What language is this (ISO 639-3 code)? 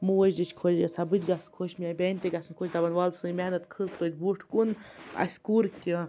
kas